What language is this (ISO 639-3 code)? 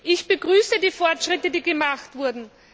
deu